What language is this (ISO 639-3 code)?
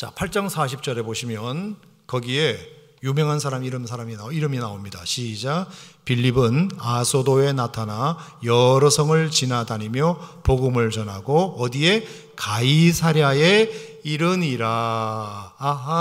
kor